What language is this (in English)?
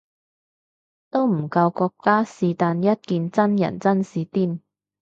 Cantonese